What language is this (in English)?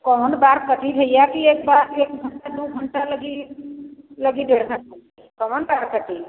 Hindi